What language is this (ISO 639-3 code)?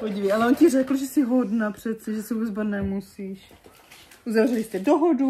ces